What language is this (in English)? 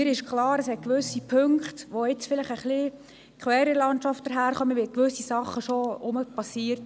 Swiss German